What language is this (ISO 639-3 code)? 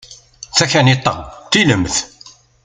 kab